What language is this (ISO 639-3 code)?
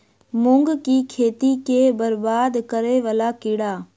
mai